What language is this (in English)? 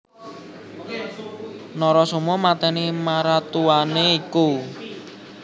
Javanese